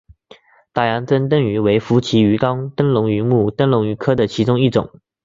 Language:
Chinese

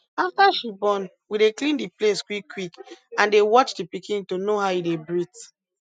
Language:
Nigerian Pidgin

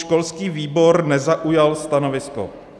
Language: Czech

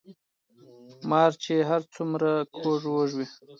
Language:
Pashto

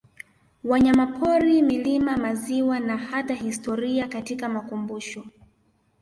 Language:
Swahili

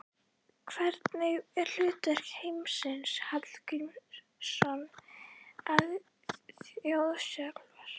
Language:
Icelandic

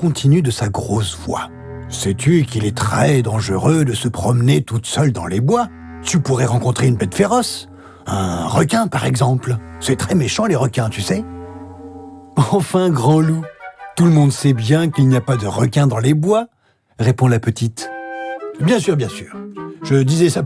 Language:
French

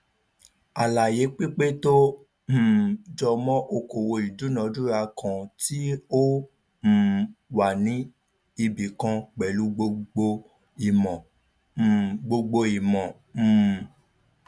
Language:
Yoruba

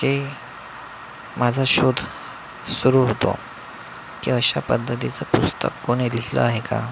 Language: Marathi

